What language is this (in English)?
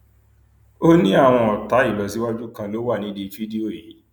Yoruba